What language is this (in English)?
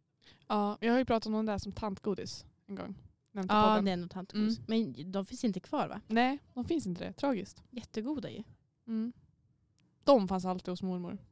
Swedish